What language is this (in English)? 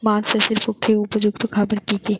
Bangla